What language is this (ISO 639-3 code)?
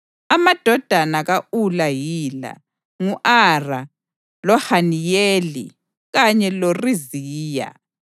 nde